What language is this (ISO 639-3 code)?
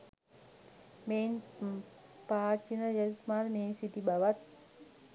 sin